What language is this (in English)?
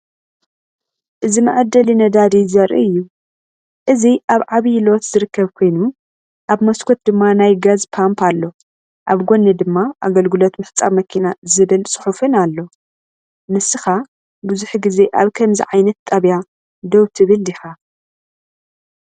Tigrinya